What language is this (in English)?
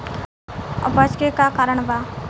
Bhojpuri